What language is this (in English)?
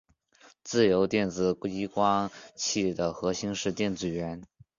Chinese